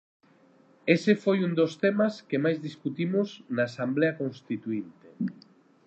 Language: Galician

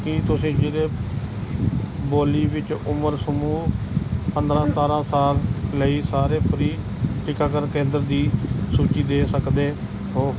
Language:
Punjabi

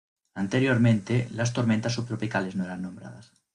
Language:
Spanish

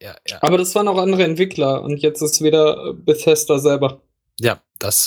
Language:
German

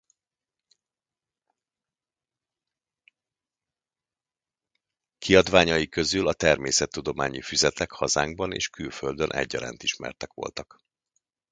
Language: Hungarian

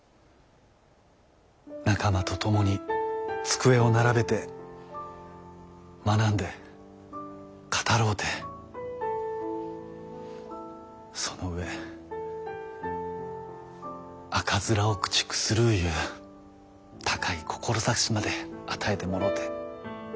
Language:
Japanese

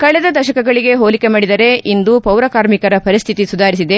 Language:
Kannada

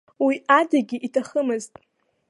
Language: Abkhazian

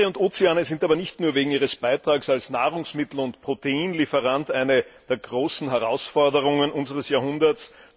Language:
German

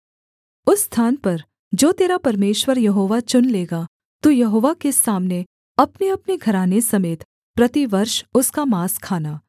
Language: Hindi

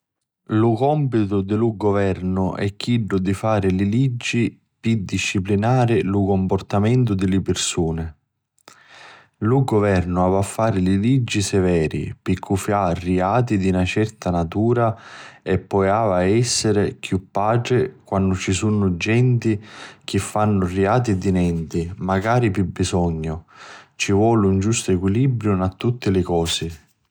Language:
Sicilian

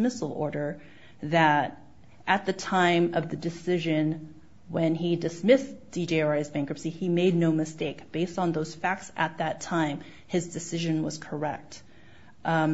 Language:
English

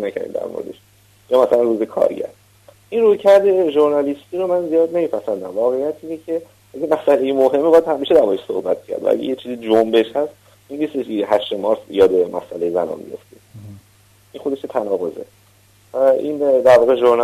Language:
Persian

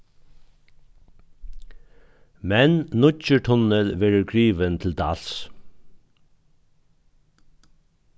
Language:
Faroese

